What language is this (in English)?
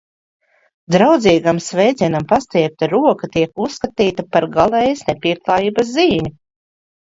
Latvian